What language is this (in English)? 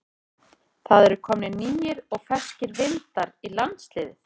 Icelandic